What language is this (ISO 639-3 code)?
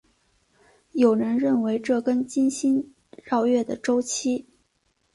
zho